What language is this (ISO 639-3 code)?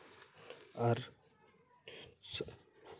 sat